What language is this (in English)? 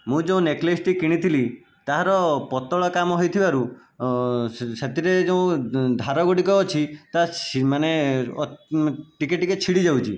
Odia